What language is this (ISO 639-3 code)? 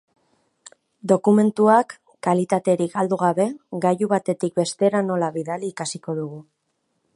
eus